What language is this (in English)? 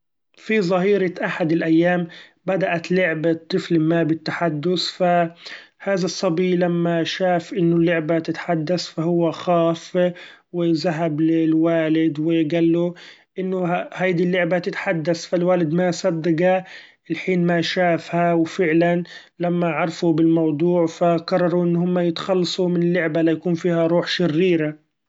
Gulf Arabic